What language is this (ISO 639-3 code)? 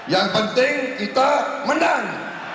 ind